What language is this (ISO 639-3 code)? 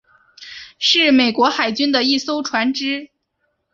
zho